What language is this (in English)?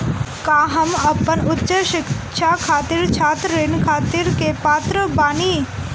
Bhojpuri